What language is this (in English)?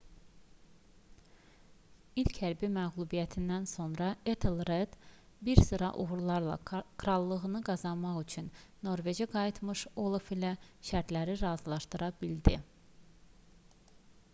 Azerbaijani